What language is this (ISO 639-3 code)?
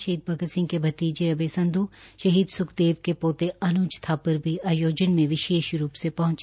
hin